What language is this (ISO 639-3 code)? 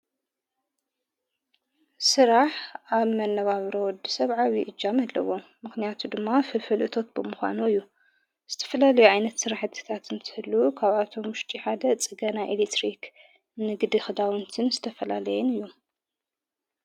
tir